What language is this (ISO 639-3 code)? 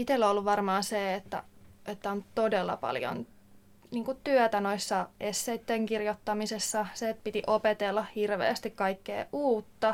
fin